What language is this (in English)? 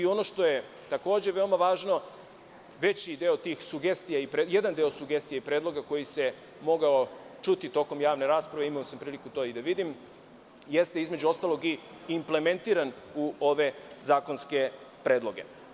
Serbian